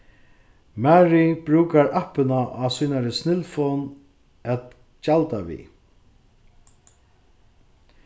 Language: Faroese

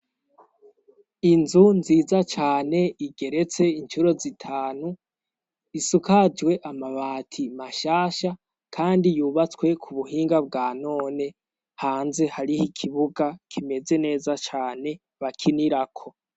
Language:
Rundi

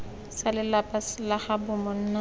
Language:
Tswana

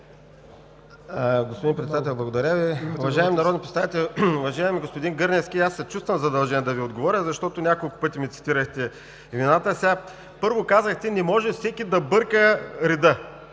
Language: Bulgarian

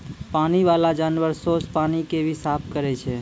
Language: Maithili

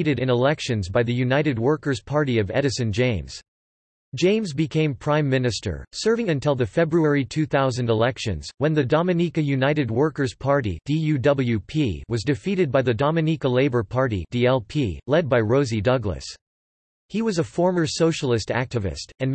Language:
English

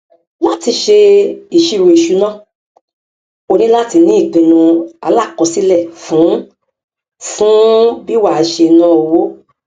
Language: Yoruba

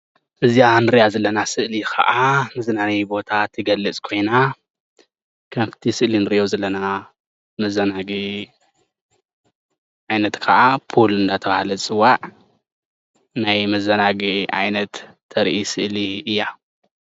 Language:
Tigrinya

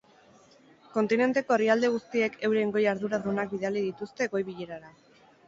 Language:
Basque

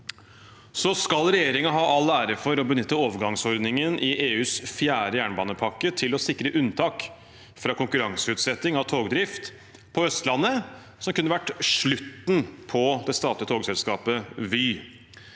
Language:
Norwegian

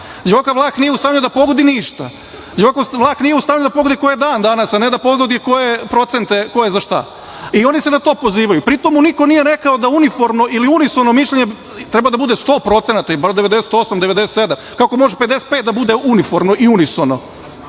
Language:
Serbian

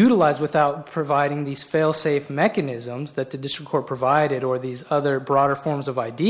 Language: English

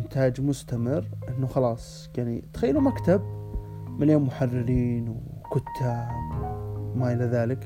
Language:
Arabic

